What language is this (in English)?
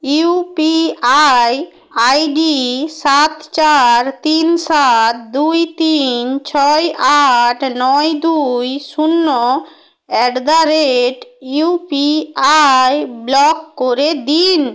Bangla